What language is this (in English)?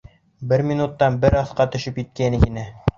Bashkir